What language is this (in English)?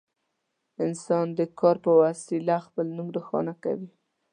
Pashto